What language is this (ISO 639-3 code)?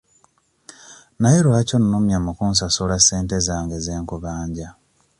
lug